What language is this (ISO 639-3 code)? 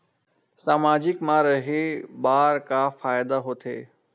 hne